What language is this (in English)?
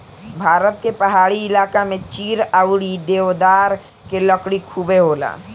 Bhojpuri